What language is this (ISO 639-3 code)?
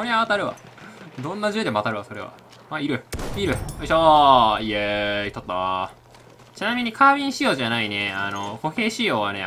jpn